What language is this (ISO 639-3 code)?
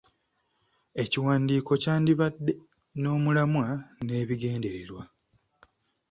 lug